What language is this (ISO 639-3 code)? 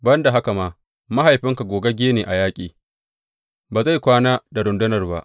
hau